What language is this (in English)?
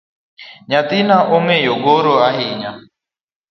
Luo (Kenya and Tanzania)